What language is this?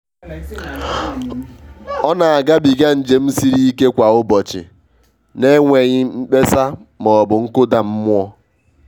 Igbo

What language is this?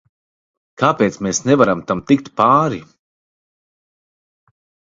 Latvian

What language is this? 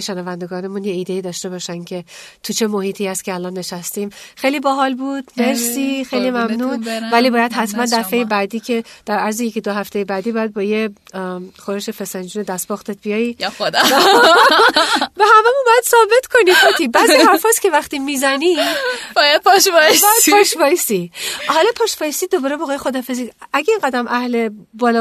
Persian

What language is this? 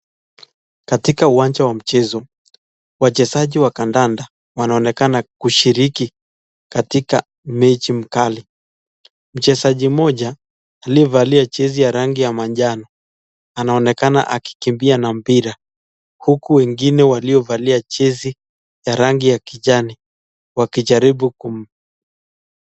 Swahili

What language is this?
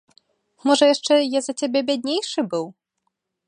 Belarusian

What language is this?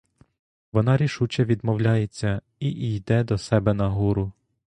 Ukrainian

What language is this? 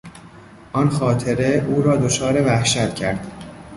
Persian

